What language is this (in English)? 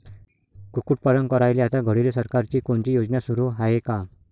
Marathi